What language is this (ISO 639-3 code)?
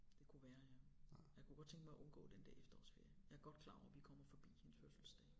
dan